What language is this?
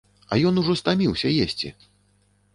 Belarusian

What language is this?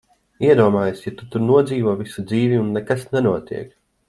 Latvian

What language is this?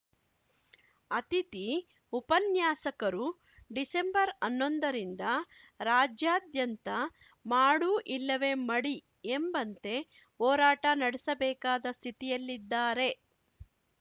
Kannada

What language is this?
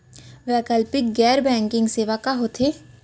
Chhattisgarhi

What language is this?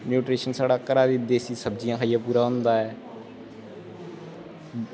Dogri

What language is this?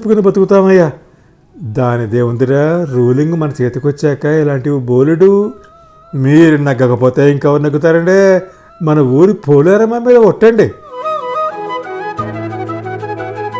Telugu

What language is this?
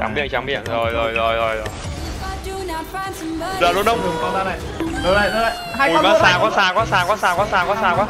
Vietnamese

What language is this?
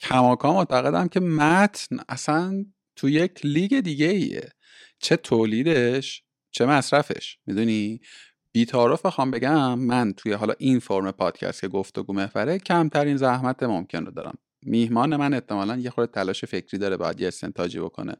Persian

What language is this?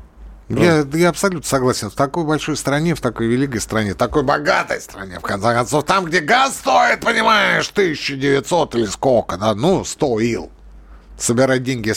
Russian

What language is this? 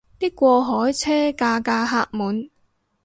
Cantonese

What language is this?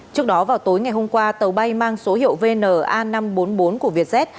Vietnamese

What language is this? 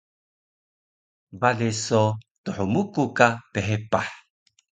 Taroko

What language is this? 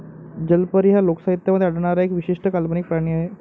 Marathi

